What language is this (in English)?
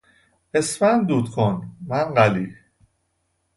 Persian